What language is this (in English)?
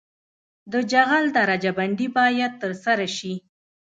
Pashto